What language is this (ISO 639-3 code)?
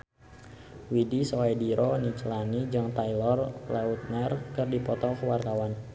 sun